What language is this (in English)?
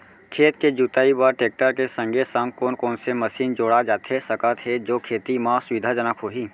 Chhattisgarhi